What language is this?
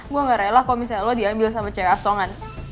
Indonesian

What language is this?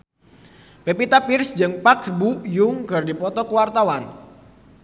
Sundanese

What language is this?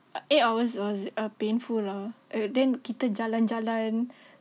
English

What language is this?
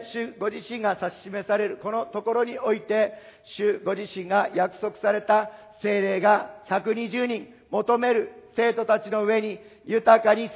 Japanese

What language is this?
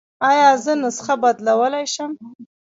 Pashto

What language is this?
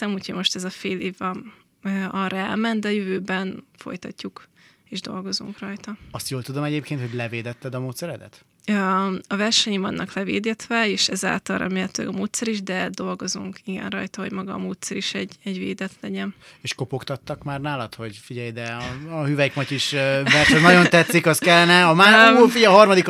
Hungarian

